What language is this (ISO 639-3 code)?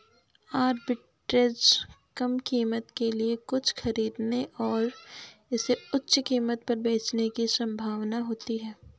hin